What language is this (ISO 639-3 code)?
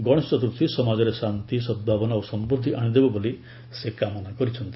ori